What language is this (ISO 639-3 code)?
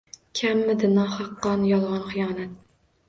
uzb